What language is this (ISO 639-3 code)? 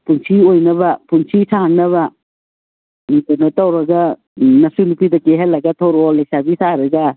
mni